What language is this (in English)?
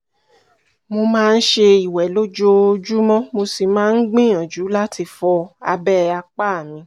Yoruba